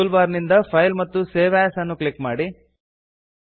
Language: Kannada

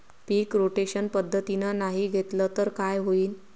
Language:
Marathi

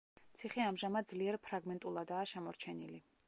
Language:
Georgian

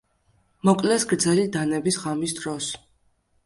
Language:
Georgian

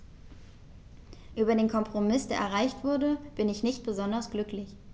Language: German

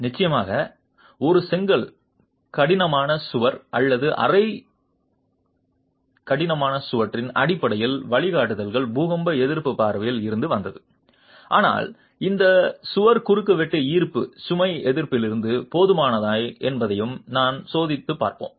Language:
Tamil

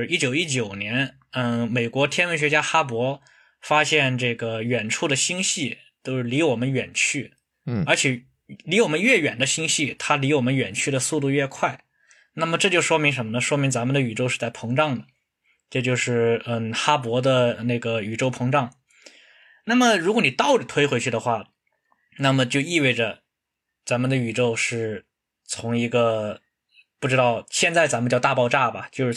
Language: Chinese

